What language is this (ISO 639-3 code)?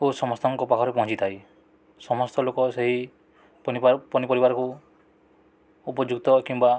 ori